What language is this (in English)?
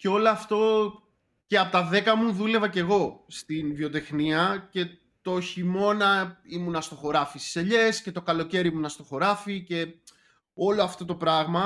Greek